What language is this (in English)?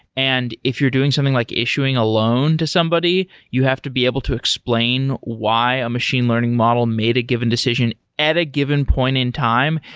English